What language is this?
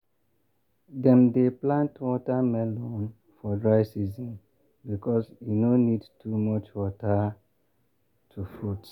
Nigerian Pidgin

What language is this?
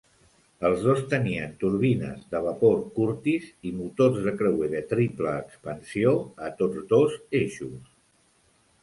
Catalan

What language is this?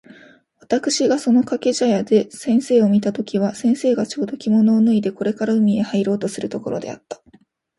Japanese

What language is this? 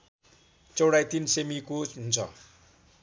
Nepali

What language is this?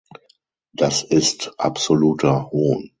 German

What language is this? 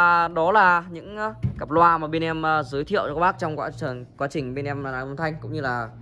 Vietnamese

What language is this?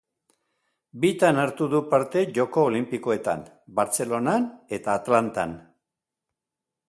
Basque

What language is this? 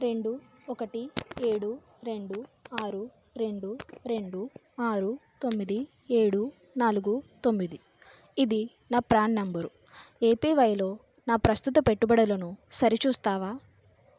Telugu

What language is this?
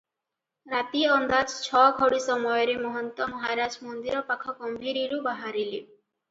Odia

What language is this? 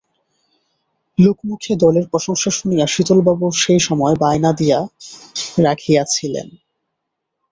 Bangla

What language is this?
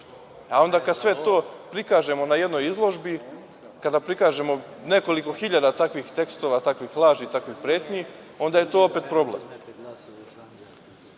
Serbian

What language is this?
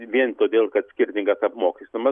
Lithuanian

